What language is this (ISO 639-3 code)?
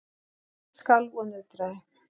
isl